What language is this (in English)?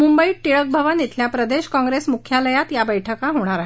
Marathi